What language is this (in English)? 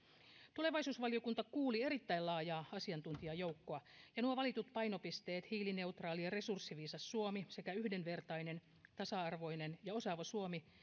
Finnish